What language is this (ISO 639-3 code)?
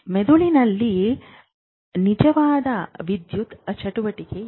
kan